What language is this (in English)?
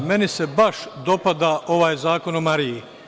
Serbian